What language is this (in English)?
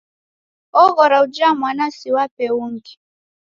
Taita